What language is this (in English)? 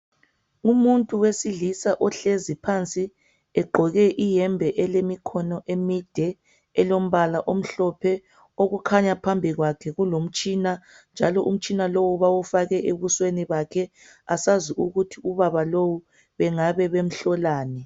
North Ndebele